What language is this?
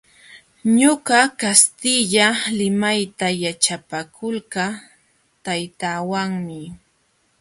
Jauja Wanca Quechua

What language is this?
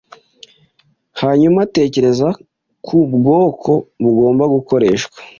Kinyarwanda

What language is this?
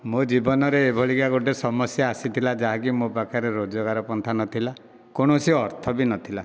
Odia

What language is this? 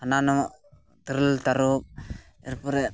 Santali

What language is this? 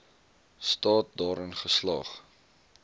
Afrikaans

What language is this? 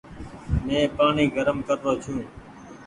Goaria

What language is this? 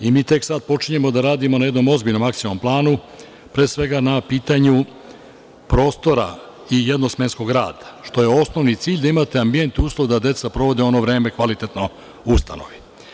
Serbian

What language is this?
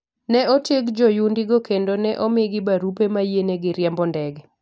Luo (Kenya and Tanzania)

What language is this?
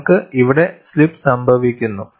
Malayalam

